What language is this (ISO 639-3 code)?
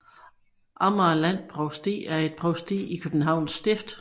dan